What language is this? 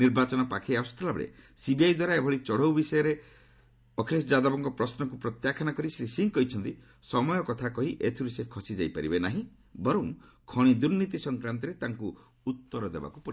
Odia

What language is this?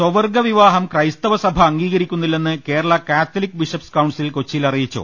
Malayalam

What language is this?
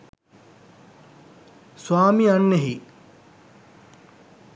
Sinhala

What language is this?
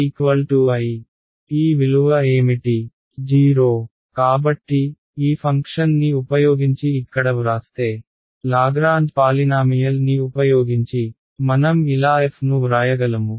Telugu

